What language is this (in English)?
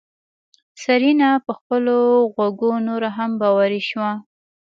Pashto